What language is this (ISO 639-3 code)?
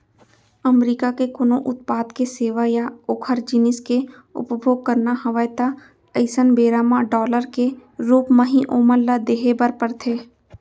hne